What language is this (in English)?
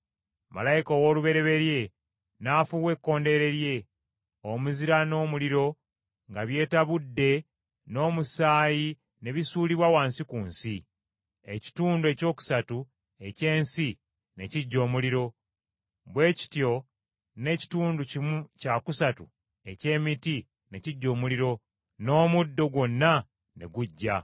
Ganda